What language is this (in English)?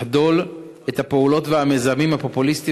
Hebrew